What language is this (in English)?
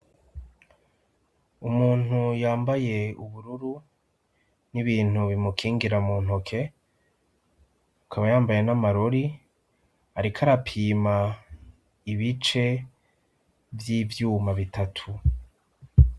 Rundi